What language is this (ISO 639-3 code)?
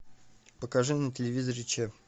rus